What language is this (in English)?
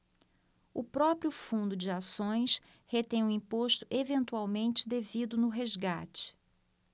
Portuguese